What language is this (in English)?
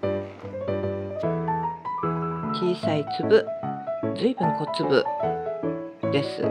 Japanese